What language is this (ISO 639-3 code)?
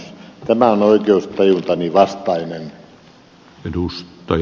fin